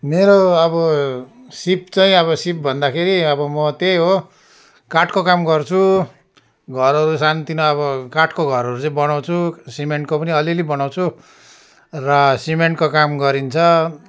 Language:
Nepali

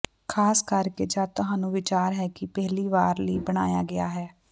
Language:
Punjabi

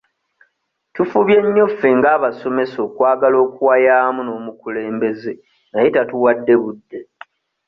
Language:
Ganda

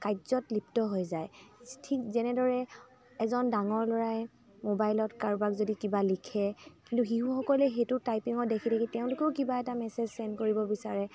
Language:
Assamese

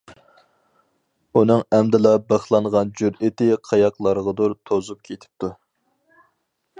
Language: Uyghur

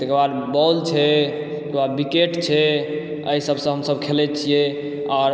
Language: Maithili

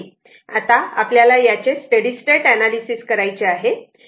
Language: Marathi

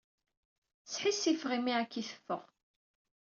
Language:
Kabyle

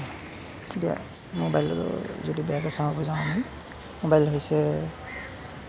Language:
Assamese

